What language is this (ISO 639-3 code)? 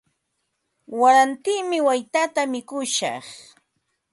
qva